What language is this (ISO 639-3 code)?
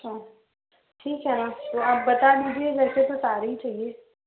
hin